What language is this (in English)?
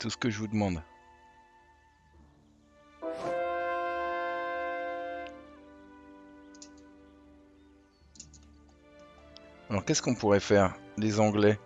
French